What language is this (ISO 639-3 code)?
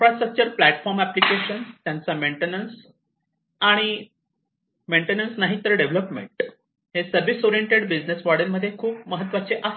mar